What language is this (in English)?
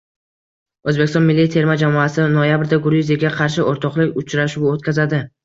Uzbek